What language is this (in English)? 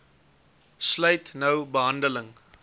Afrikaans